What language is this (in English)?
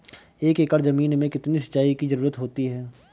Hindi